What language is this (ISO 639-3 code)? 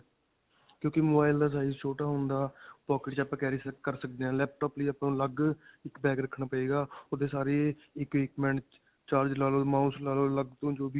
pan